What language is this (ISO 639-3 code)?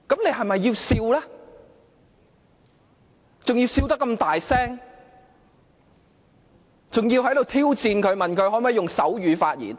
yue